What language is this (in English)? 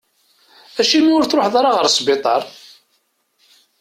Kabyle